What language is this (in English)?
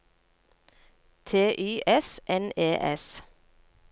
Norwegian